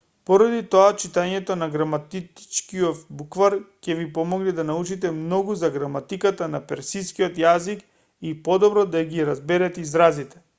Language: Macedonian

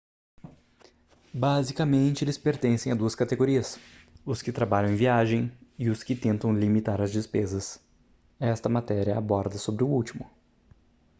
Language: Portuguese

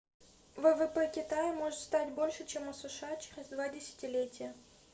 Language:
Russian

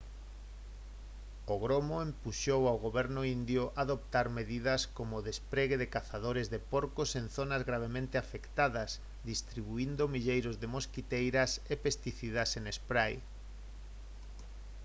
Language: Galician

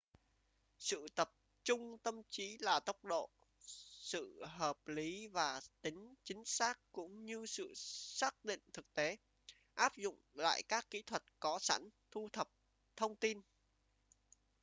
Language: Vietnamese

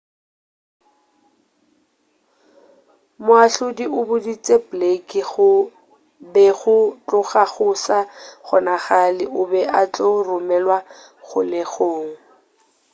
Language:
Northern Sotho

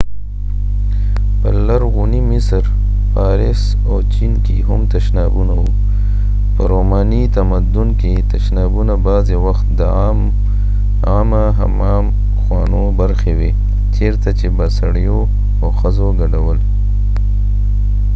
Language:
Pashto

